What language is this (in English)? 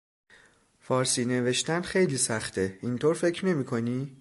Persian